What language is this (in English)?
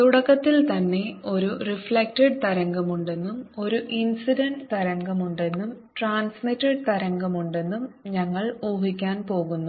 Malayalam